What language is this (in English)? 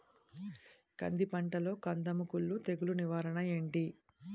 Telugu